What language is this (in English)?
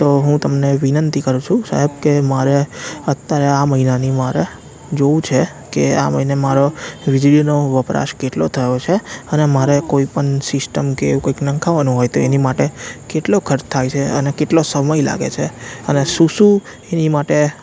Gujarati